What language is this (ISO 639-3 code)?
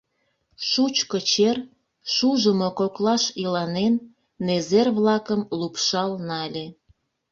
chm